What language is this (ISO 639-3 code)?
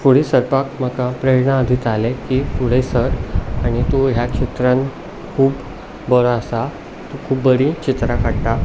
kok